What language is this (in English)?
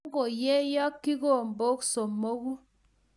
Kalenjin